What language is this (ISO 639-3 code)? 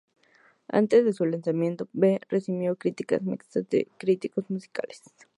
spa